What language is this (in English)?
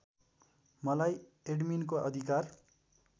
Nepali